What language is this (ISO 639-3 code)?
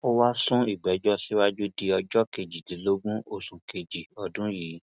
yor